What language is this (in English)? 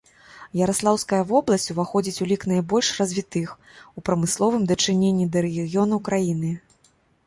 Belarusian